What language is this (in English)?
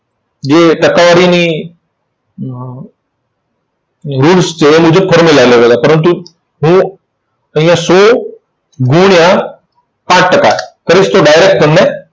Gujarati